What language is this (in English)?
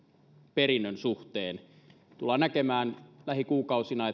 Finnish